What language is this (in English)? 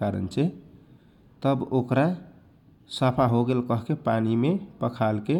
Kochila Tharu